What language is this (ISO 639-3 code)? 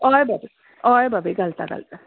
kok